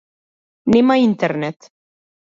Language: Macedonian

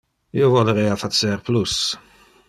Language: Interlingua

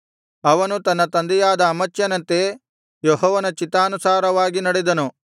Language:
Kannada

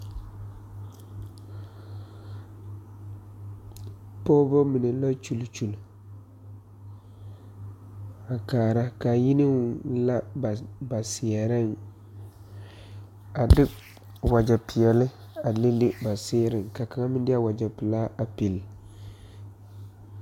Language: Southern Dagaare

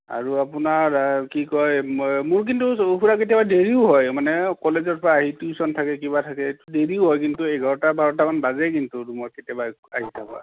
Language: Assamese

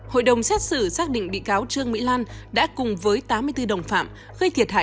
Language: Vietnamese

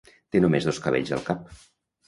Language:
Catalan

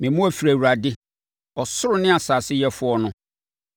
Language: Akan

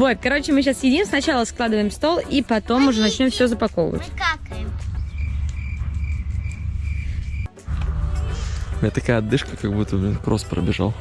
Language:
Russian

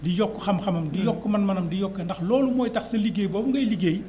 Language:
Wolof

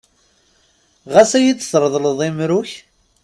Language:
Kabyle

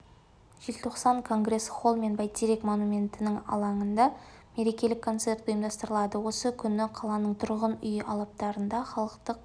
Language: Kazakh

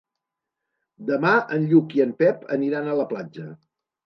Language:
Catalan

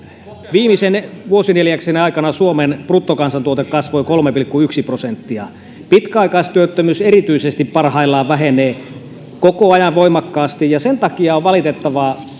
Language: Finnish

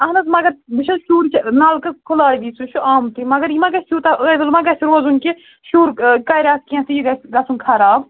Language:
Kashmiri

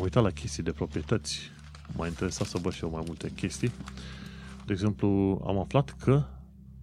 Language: Romanian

